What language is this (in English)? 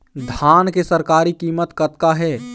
Chhattisgarhi